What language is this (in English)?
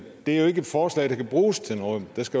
Danish